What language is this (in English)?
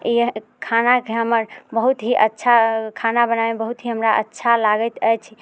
Maithili